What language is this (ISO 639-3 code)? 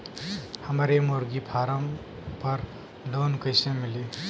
bho